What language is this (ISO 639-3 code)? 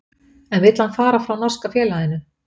isl